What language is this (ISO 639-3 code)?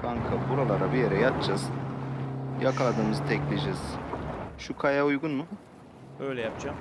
tur